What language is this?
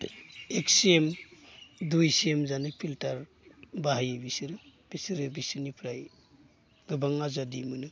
Bodo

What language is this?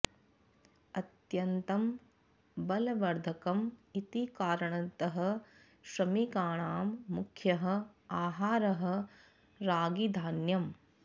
Sanskrit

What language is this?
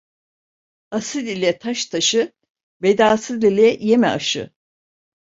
Turkish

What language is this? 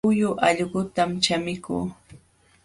Jauja Wanca Quechua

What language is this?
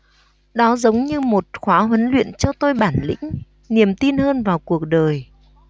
Vietnamese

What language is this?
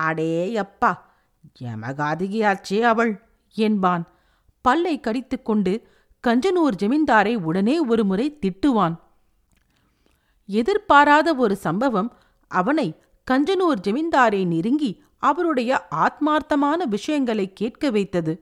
Tamil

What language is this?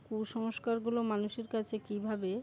Bangla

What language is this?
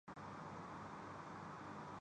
Urdu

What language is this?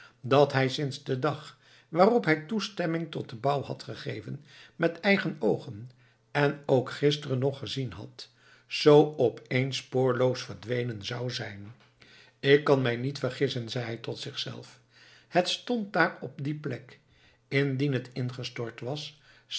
Dutch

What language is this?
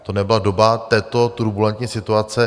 Czech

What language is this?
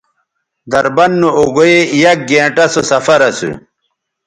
Bateri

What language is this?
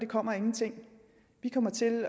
Danish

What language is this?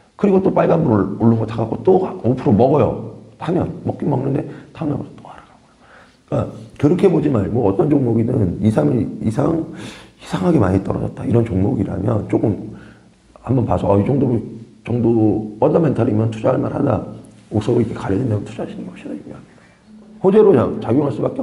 Korean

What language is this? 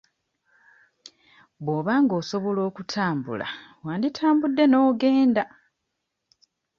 Ganda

